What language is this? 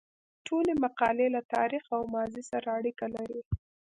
Pashto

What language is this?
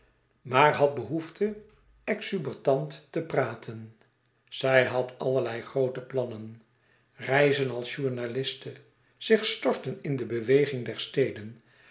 Dutch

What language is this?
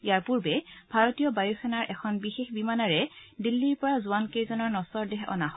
Assamese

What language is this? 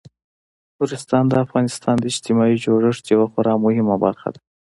Pashto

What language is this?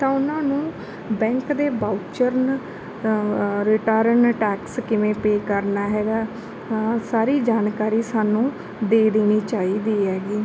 Punjabi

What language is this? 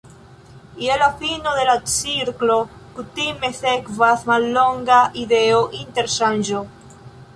Esperanto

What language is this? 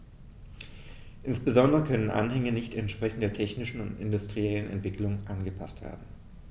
German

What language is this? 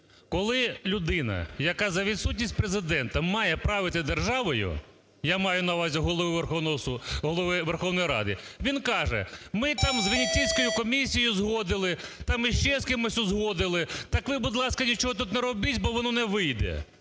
Ukrainian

